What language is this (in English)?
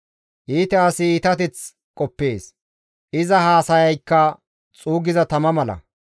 Gamo